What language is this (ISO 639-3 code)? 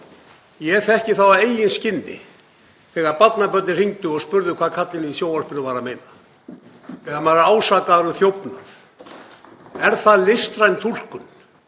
isl